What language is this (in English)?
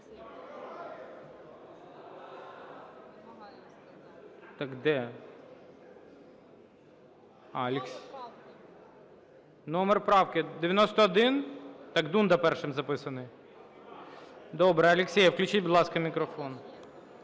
Ukrainian